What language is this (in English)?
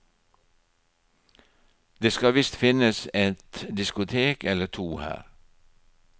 Norwegian